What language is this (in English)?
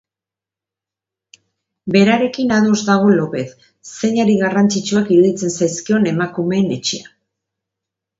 Basque